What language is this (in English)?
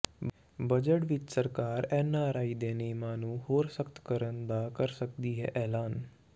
Punjabi